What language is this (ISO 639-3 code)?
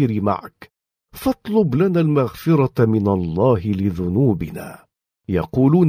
ara